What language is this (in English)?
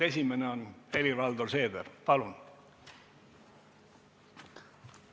Estonian